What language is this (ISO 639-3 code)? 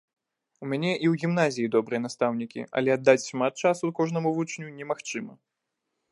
bel